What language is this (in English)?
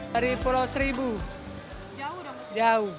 Indonesian